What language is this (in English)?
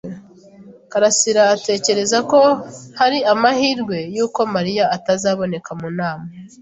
Kinyarwanda